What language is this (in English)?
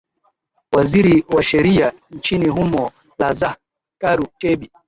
Swahili